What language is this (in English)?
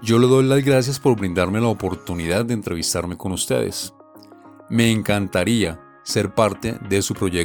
Spanish